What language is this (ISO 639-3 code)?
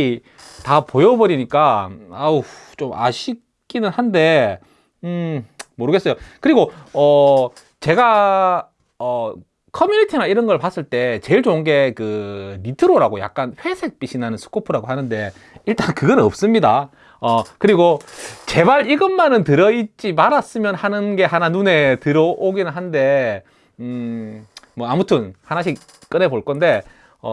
kor